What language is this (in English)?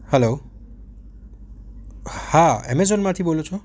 Gujarati